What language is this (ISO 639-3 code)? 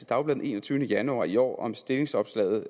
dan